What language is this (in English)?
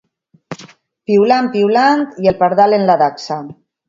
Catalan